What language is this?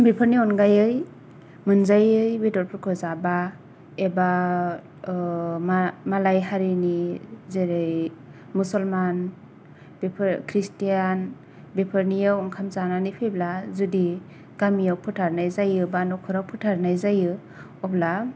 Bodo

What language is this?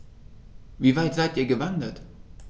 German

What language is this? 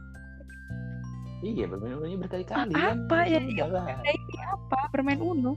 Indonesian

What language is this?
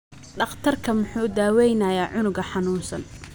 Somali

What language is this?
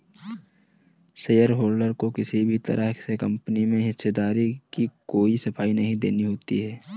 Hindi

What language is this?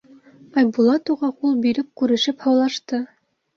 Bashkir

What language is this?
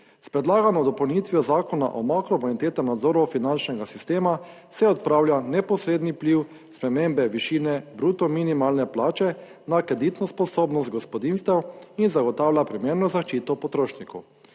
Slovenian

